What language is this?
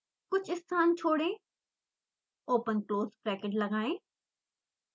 Hindi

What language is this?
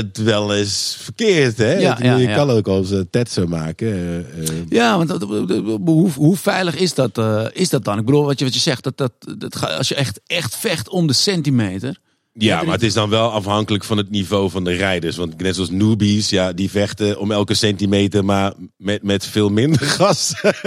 Dutch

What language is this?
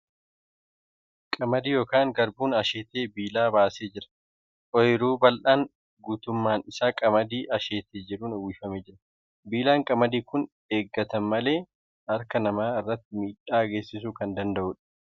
Oromo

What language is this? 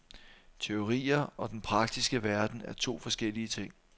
Danish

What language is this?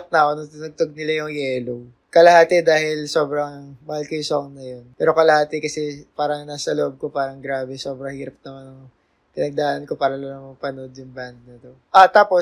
Filipino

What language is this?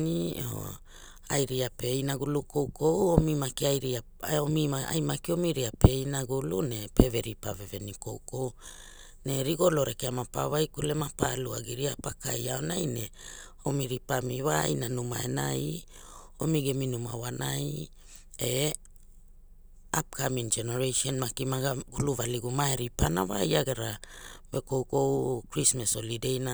Hula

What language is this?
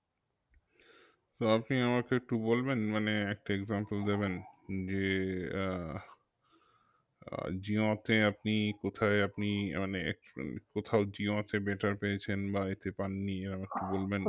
Bangla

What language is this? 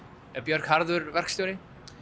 Icelandic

